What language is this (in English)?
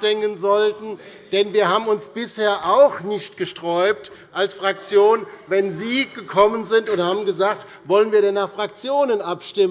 German